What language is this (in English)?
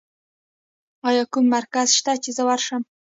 Pashto